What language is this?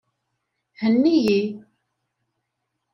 Kabyle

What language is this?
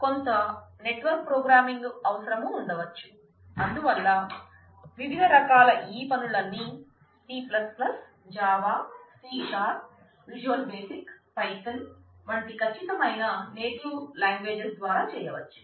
Telugu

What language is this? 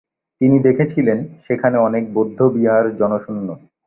Bangla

